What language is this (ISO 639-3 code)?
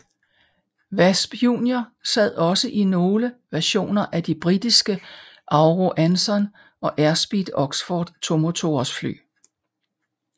dan